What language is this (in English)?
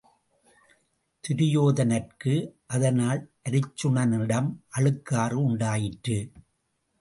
Tamil